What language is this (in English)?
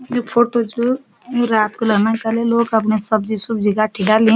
Garhwali